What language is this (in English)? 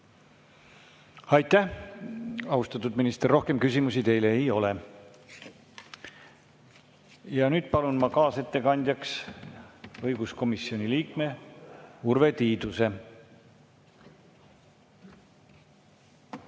Estonian